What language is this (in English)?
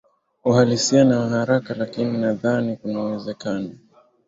Swahili